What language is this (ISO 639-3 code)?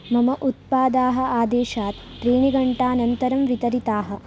san